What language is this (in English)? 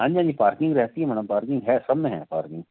Hindi